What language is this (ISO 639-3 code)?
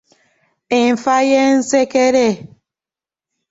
lug